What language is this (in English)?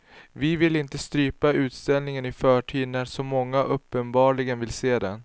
Swedish